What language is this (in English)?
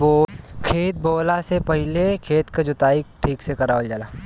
Bhojpuri